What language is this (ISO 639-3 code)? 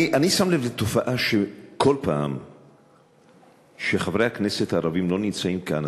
heb